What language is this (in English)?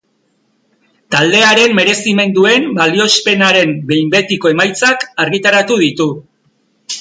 Basque